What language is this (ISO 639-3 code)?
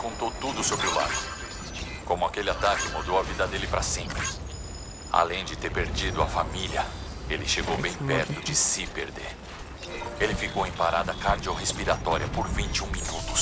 por